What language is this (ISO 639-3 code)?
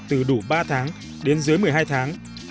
vie